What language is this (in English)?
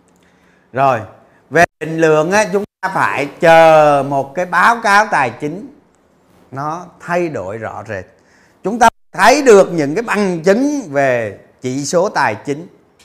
Vietnamese